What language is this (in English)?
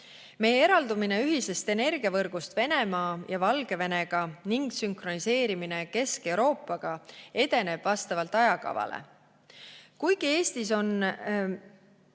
Estonian